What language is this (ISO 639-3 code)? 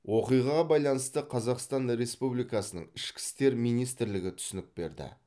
kaz